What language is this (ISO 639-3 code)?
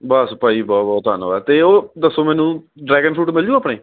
pan